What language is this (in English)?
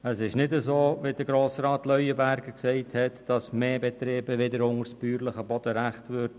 Swiss German